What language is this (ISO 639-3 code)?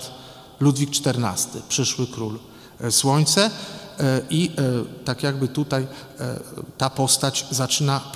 pol